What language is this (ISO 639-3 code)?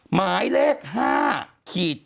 tha